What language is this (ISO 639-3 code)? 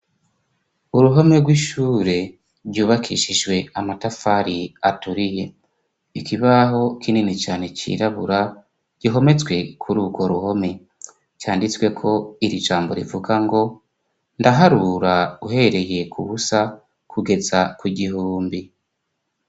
run